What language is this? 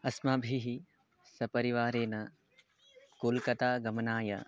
Sanskrit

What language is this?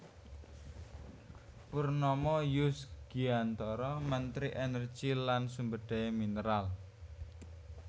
Javanese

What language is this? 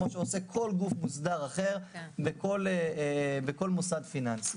Hebrew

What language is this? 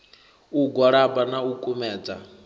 Venda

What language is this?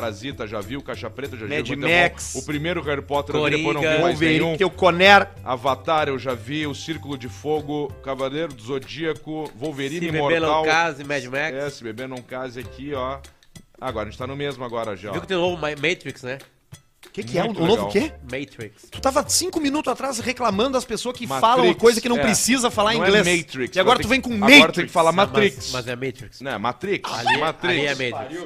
Portuguese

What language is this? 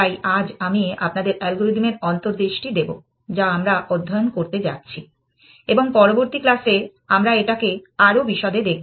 Bangla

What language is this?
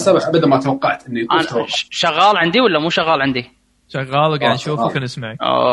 Arabic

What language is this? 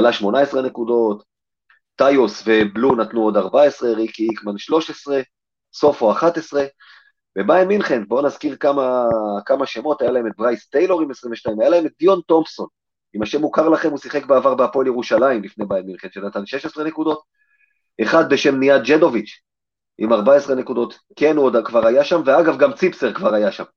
Hebrew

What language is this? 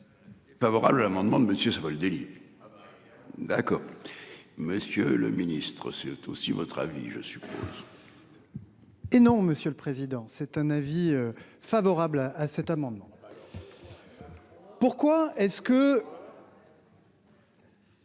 French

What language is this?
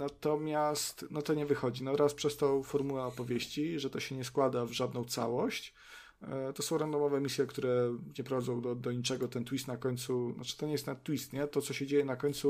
Polish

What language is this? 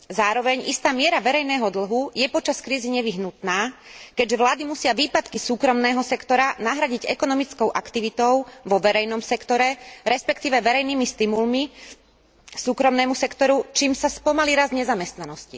Slovak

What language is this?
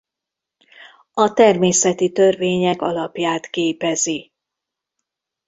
Hungarian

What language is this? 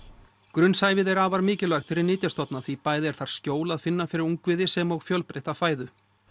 Icelandic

